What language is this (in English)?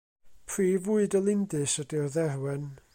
Welsh